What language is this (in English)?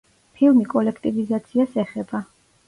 Georgian